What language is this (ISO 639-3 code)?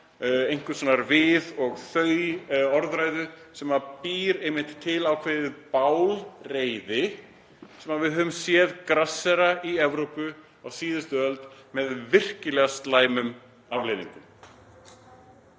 isl